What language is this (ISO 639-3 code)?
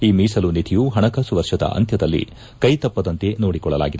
kan